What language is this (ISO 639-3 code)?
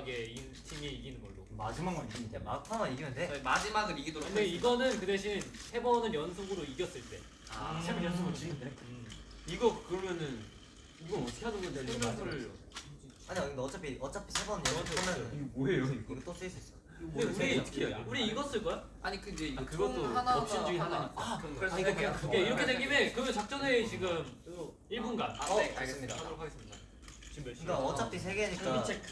kor